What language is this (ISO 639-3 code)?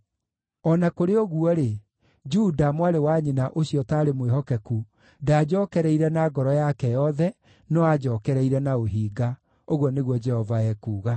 kik